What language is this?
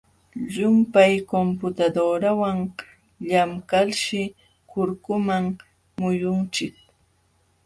Jauja Wanca Quechua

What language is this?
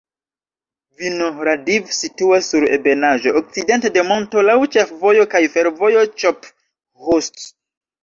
Esperanto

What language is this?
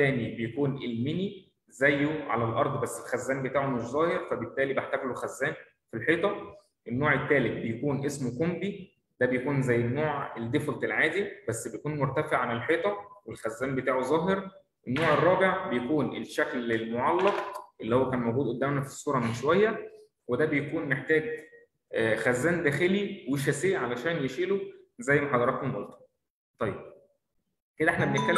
Arabic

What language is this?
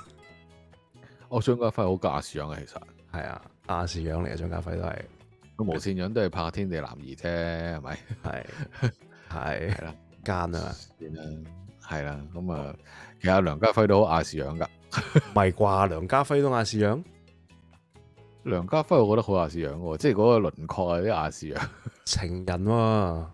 Chinese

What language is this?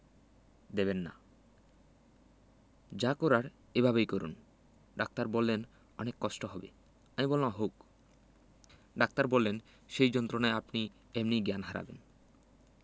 Bangla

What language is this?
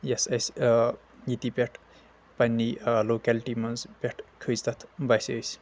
Kashmiri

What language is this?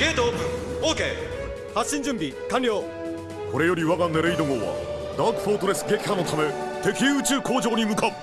Japanese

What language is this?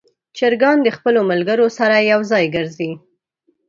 Pashto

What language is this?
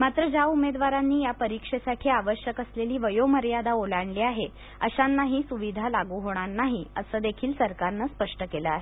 Marathi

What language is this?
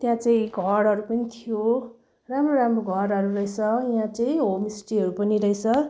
Nepali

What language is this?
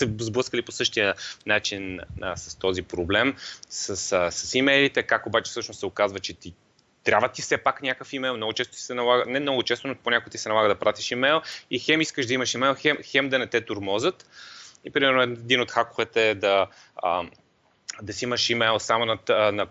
Bulgarian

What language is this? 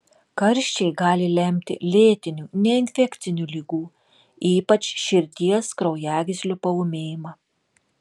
Lithuanian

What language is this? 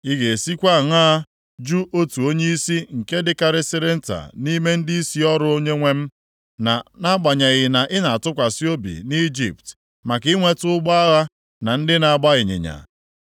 Igbo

